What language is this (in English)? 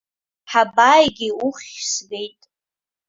Abkhazian